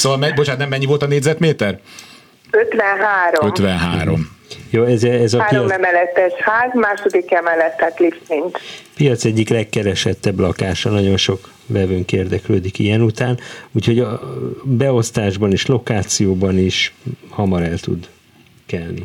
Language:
Hungarian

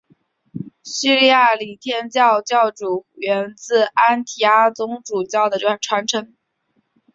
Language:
Chinese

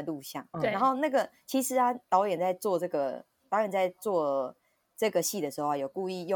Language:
Chinese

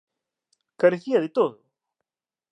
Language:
Galician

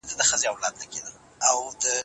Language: Pashto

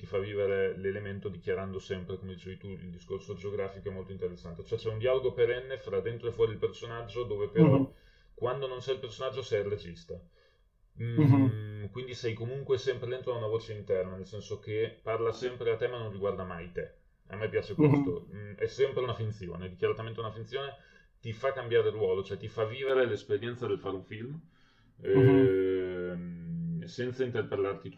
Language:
Italian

